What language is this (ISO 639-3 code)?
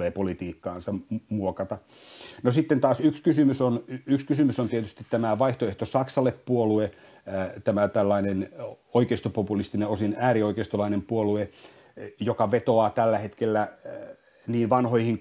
fin